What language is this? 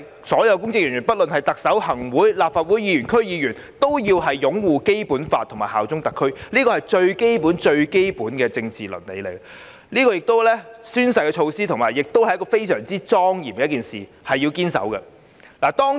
Cantonese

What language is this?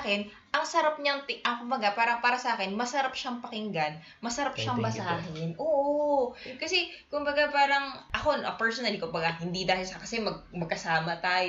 Filipino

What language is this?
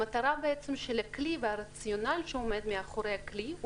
Hebrew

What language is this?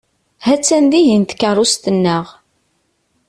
Kabyle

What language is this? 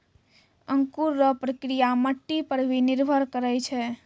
Maithili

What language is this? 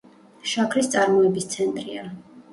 Georgian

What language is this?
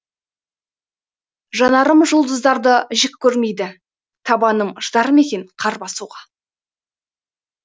Kazakh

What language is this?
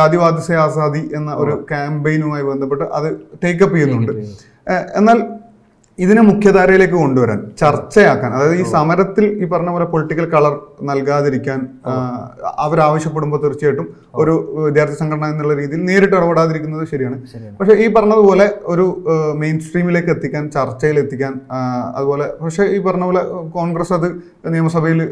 Malayalam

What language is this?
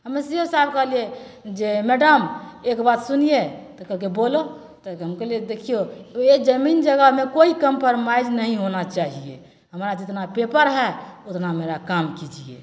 Maithili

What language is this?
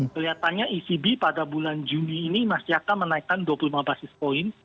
Indonesian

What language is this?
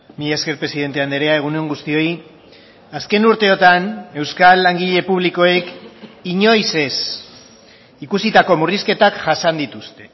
Basque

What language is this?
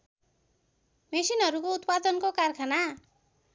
Nepali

